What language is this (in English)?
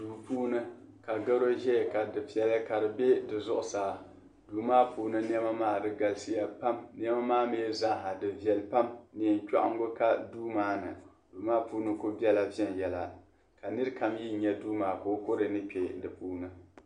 Dagbani